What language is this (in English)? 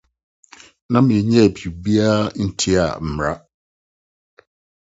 Akan